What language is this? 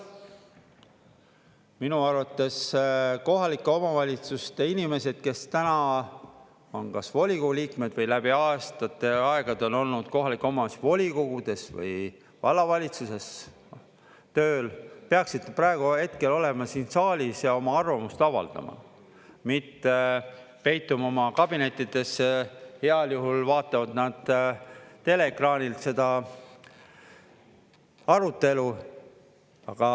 Estonian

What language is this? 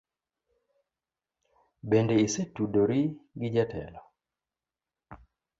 Luo (Kenya and Tanzania)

